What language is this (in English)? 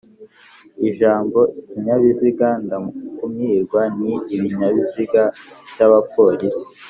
Kinyarwanda